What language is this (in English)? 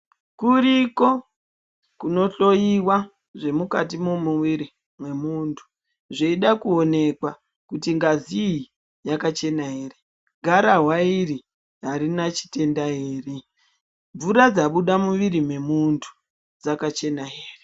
Ndau